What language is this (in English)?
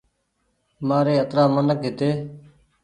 Goaria